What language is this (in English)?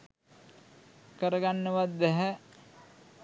Sinhala